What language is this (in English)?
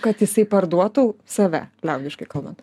Lithuanian